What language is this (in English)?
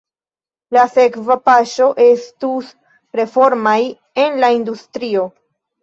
Esperanto